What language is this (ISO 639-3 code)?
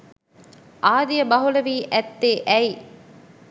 sin